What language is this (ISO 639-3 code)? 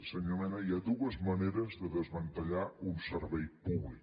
cat